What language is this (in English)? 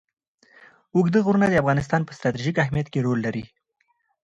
Pashto